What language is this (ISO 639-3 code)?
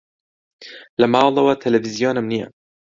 ckb